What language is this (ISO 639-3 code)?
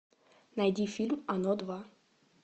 rus